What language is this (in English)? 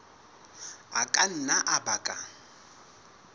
Southern Sotho